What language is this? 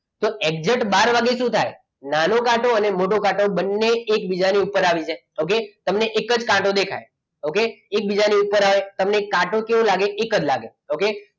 Gujarati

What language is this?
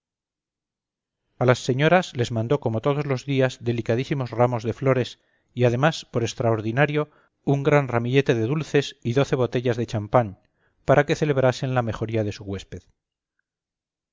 Spanish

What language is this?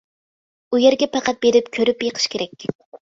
Uyghur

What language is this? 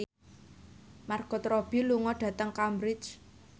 Javanese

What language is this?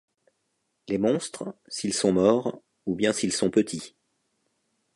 French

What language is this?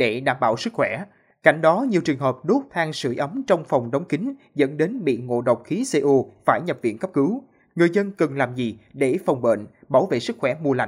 Vietnamese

